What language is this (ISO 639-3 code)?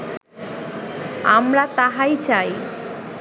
ben